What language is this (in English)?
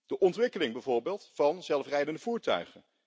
Dutch